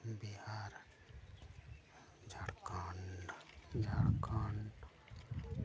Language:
Santali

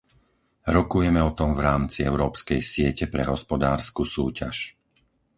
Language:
Slovak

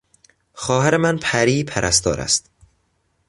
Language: Persian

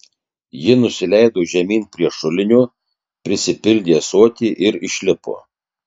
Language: Lithuanian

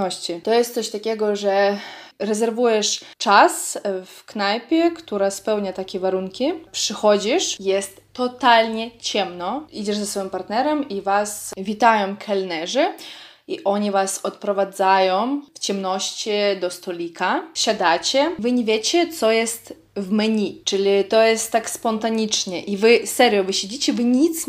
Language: Polish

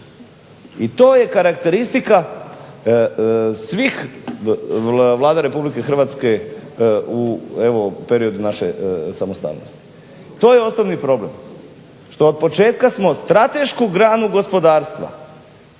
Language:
Croatian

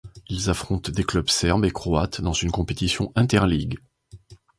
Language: French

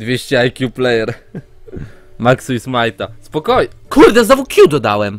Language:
Polish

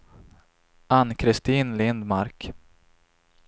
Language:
Swedish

